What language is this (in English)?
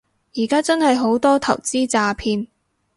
Cantonese